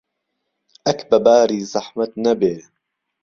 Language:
Central Kurdish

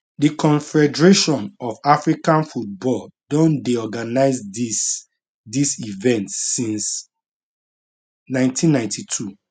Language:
Nigerian Pidgin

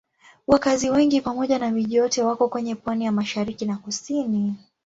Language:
Swahili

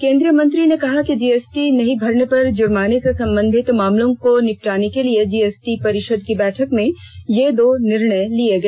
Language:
Hindi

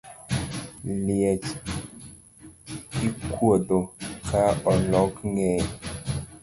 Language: Luo (Kenya and Tanzania)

